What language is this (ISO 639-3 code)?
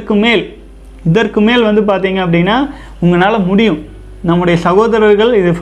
tam